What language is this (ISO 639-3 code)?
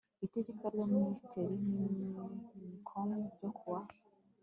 kin